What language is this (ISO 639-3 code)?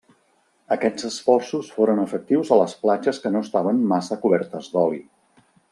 cat